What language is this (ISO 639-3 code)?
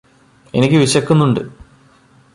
mal